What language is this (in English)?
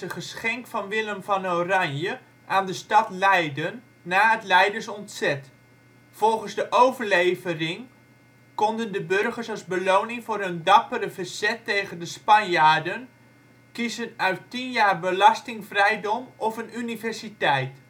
Dutch